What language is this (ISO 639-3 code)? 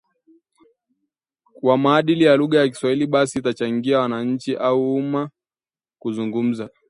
swa